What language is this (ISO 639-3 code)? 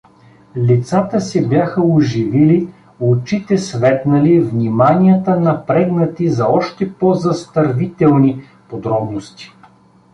bul